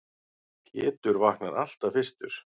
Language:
Icelandic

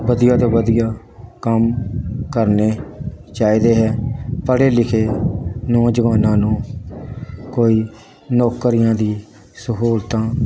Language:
Punjabi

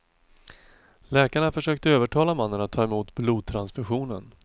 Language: Swedish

